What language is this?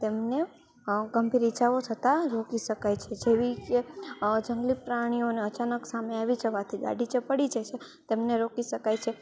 Gujarati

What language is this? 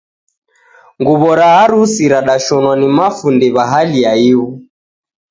Taita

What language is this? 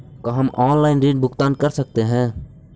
Magahi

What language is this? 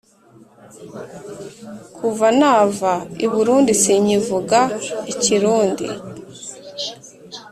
Kinyarwanda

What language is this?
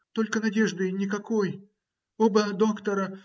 Russian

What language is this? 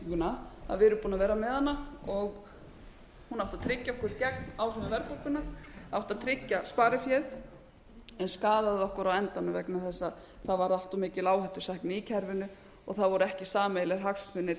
Icelandic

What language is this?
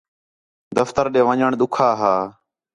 Khetrani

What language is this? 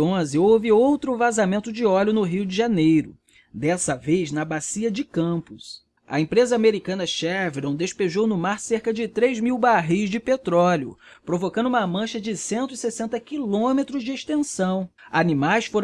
Portuguese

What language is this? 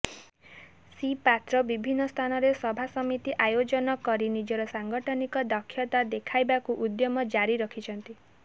Odia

